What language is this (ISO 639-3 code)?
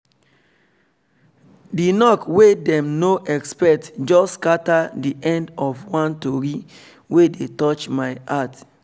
pcm